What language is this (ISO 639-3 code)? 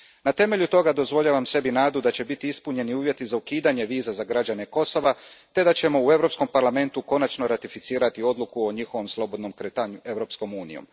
hrv